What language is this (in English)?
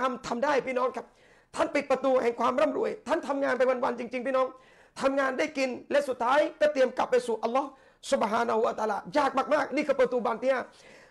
Thai